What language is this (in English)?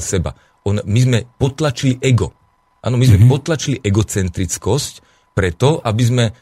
Slovak